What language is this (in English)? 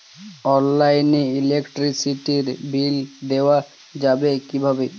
Bangla